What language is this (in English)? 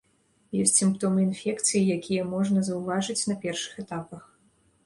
Belarusian